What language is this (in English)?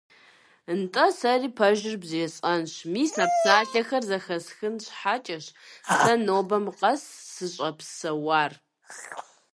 Kabardian